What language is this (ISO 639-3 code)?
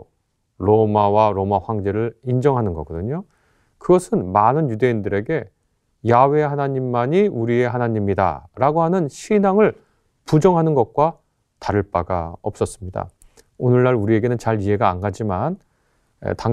kor